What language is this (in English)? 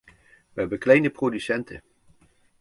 Dutch